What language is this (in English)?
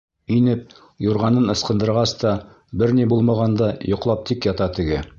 Bashkir